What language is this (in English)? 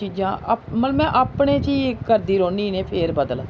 Dogri